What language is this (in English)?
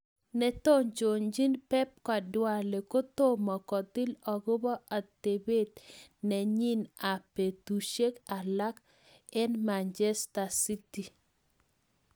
Kalenjin